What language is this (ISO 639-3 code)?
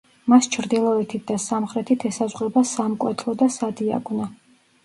kat